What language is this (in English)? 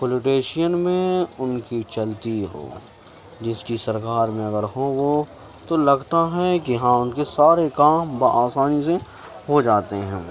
Urdu